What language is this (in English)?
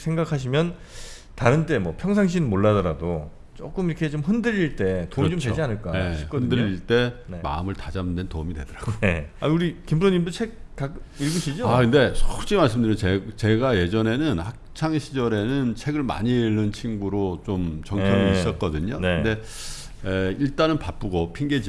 Korean